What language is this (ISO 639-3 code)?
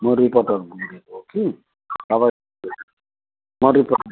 nep